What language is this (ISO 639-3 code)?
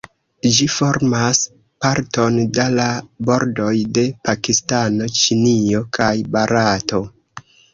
epo